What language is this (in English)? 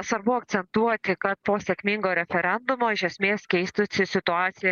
Lithuanian